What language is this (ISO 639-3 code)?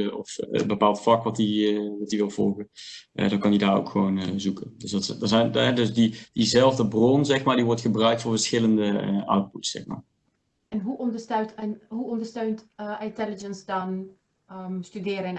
nld